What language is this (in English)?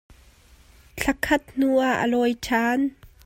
Hakha Chin